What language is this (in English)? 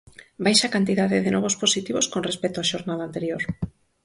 Galician